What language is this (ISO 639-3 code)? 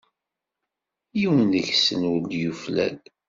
kab